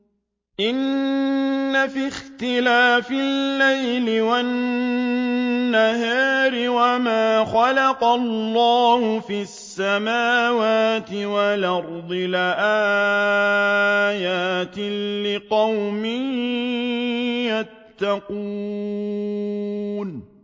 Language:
Arabic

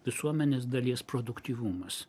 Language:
Lithuanian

